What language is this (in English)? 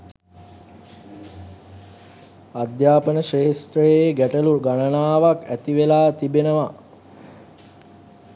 Sinhala